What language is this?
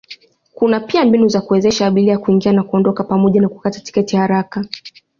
Swahili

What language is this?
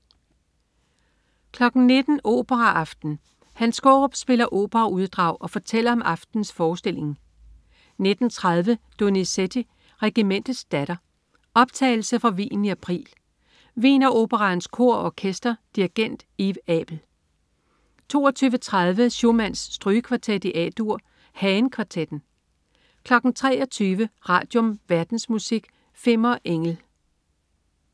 Danish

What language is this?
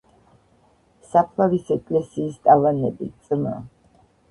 Georgian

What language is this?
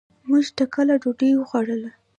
Pashto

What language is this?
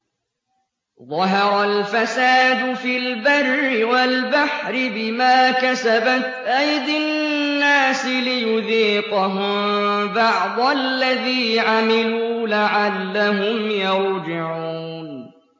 Arabic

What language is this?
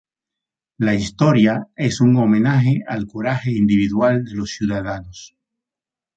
Spanish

